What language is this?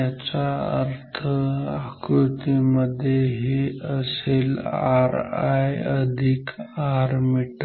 Marathi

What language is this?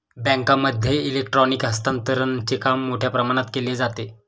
Marathi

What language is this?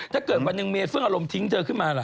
Thai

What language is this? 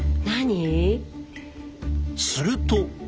Japanese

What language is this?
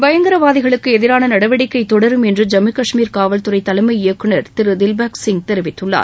Tamil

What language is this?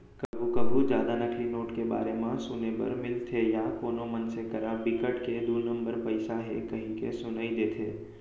Chhattisgarhi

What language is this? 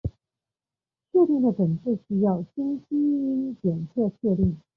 Chinese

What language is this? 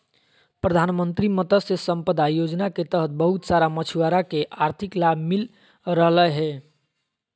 Magahi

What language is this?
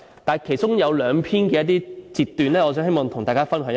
Cantonese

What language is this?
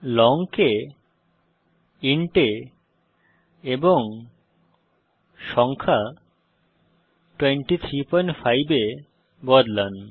Bangla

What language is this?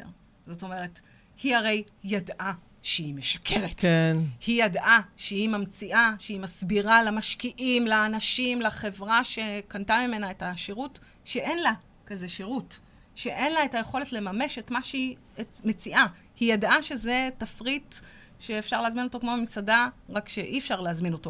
Hebrew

